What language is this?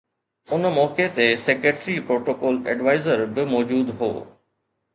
Sindhi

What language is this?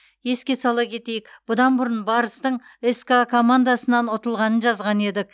Kazakh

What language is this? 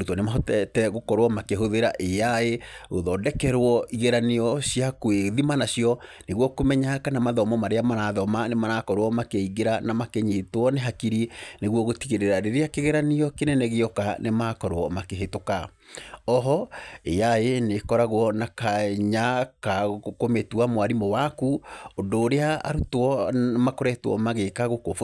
Kikuyu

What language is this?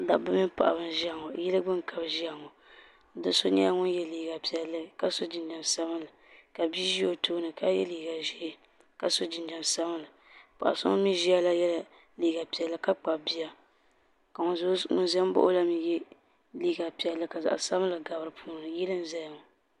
Dagbani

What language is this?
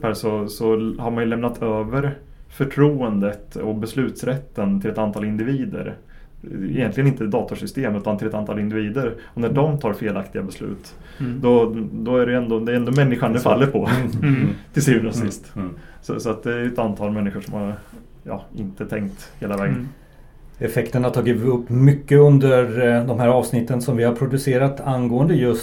Swedish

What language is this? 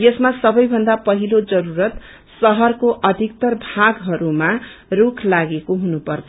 Nepali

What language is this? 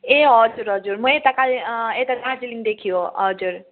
Nepali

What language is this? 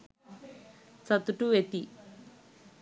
Sinhala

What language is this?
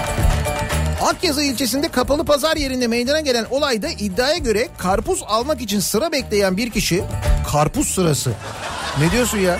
Turkish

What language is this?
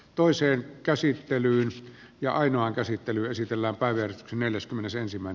Finnish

